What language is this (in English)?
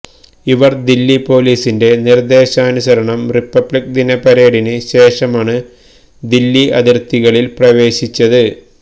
Malayalam